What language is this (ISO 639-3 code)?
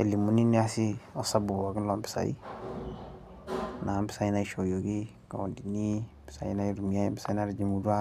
mas